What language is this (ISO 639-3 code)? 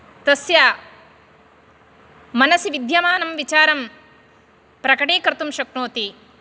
san